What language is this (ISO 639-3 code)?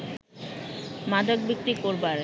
ben